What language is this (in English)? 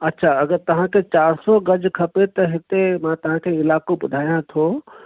Sindhi